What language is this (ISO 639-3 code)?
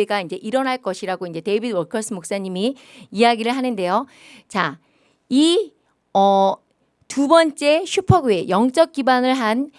kor